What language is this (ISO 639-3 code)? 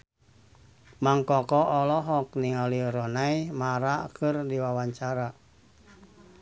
sun